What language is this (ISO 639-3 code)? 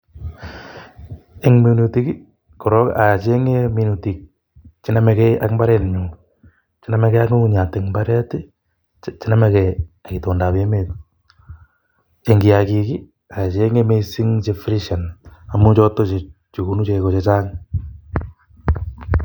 kln